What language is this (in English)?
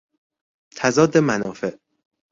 Persian